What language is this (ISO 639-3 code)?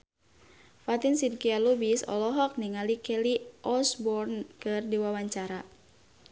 sun